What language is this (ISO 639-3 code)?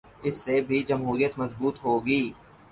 urd